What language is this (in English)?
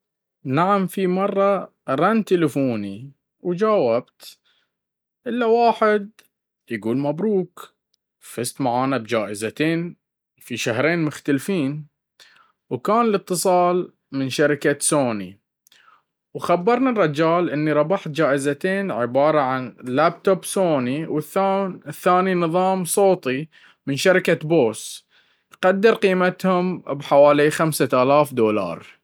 Baharna Arabic